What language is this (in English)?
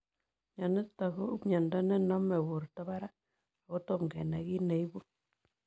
Kalenjin